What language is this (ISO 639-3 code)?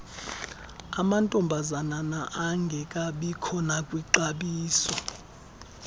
xho